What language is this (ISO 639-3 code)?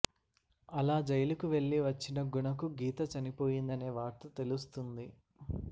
tel